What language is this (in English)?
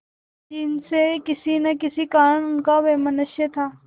Hindi